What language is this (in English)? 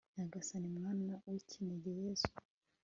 Kinyarwanda